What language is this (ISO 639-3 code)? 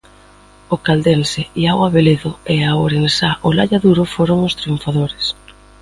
glg